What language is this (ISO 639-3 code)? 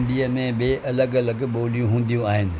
snd